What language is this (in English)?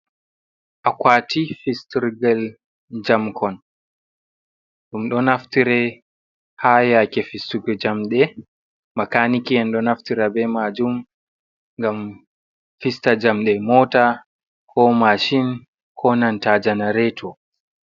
Fula